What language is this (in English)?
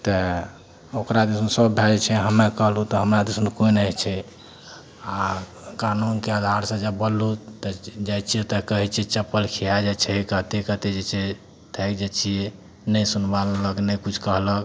Maithili